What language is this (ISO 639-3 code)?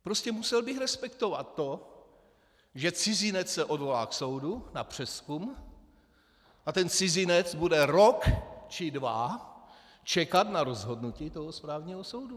ces